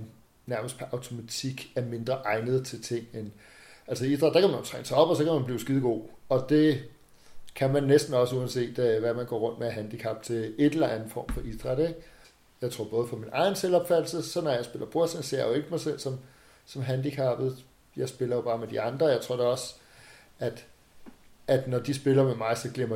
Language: Danish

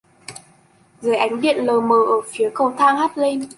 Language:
Vietnamese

